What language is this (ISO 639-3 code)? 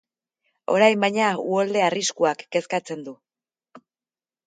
eus